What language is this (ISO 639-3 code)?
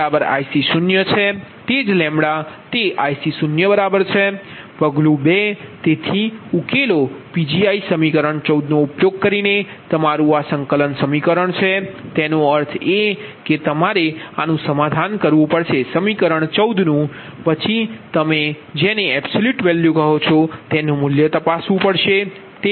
guj